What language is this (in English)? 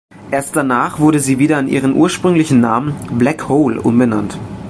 German